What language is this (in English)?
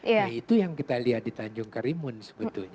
Indonesian